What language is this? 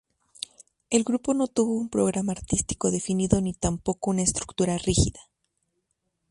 Spanish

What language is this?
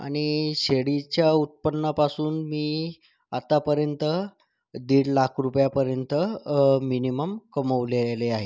Marathi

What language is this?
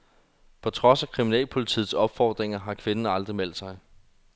Danish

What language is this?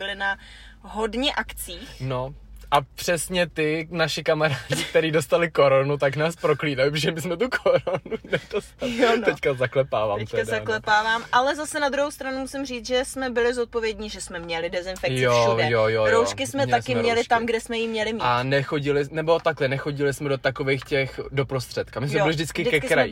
Czech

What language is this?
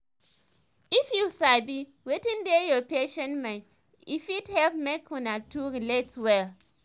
Nigerian Pidgin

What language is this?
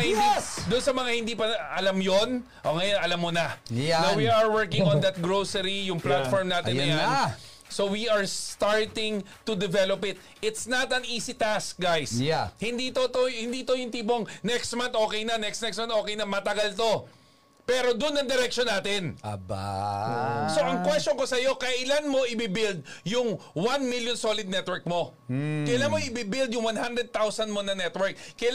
Filipino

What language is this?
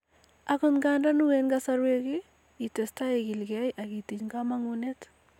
Kalenjin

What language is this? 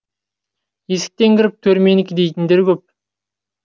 Kazakh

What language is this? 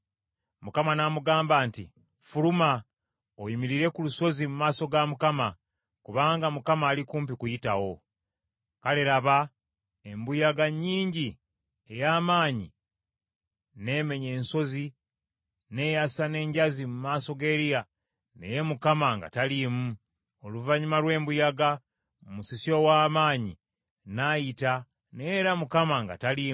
Ganda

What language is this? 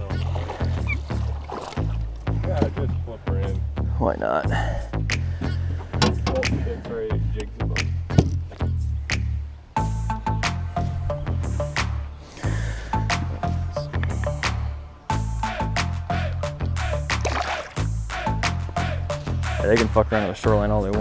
English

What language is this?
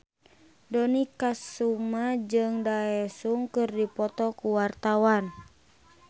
Sundanese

